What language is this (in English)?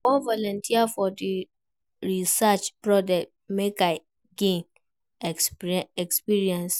Nigerian Pidgin